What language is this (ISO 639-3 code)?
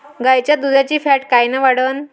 mar